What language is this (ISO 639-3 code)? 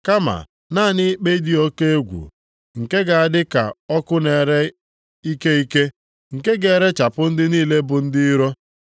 ibo